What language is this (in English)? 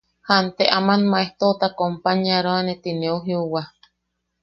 Yaqui